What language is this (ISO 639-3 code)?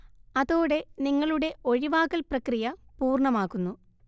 mal